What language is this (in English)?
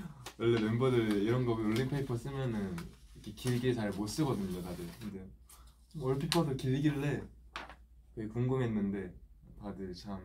Korean